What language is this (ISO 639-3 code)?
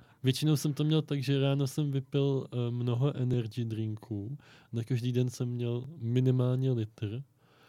ces